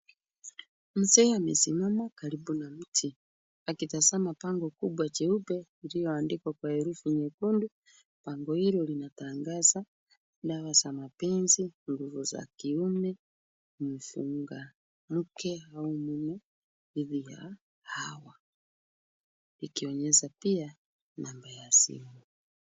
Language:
Swahili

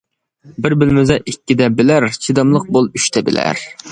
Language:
Uyghur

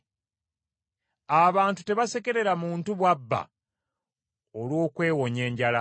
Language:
Ganda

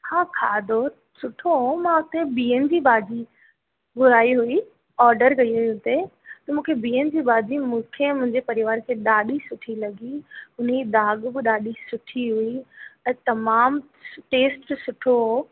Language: Sindhi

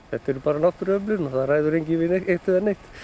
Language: Icelandic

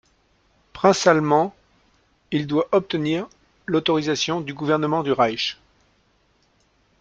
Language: French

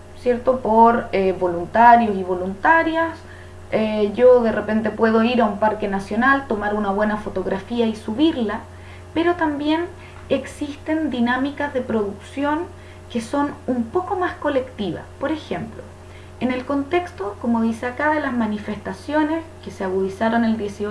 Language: Spanish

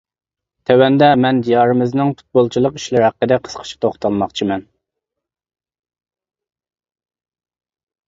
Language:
Uyghur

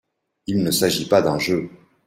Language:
French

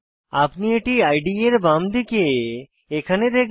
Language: Bangla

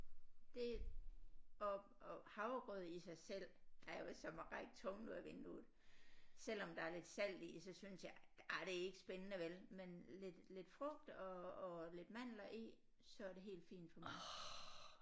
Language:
Danish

